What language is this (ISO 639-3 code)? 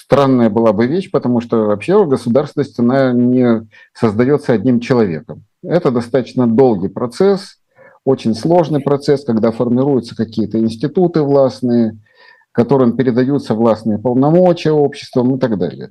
rus